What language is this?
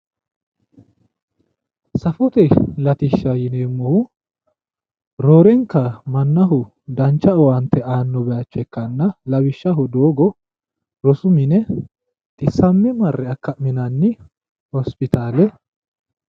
Sidamo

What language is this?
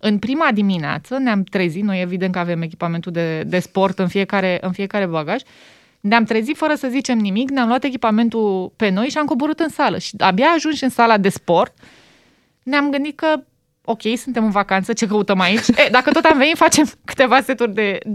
Romanian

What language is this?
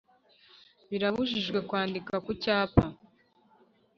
Kinyarwanda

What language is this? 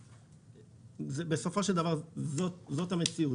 Hebrew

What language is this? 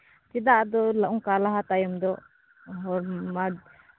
Santali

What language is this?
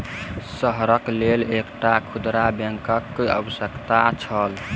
Maithili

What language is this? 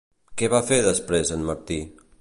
Catalan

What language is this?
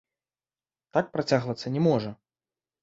Belarusian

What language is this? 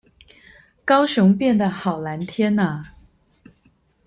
Chinese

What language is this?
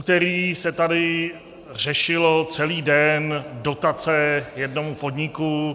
Czech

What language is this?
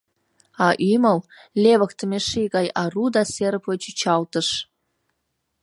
Mari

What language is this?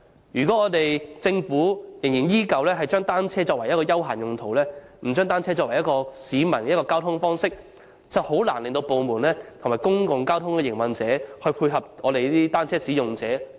Cantonese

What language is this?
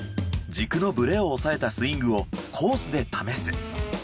Japanese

